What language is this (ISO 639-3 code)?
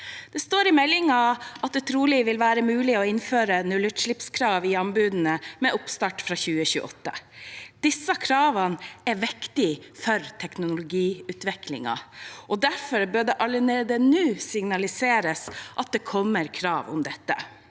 nor